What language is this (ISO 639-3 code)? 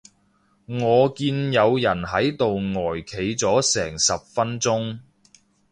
yue